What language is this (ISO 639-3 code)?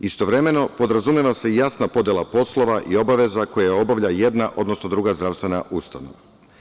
srp